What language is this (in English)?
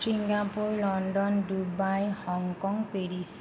Assamese